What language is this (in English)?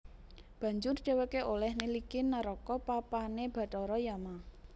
Javanese